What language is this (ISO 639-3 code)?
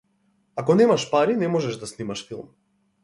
mkd